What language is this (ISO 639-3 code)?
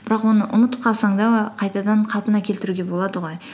kaz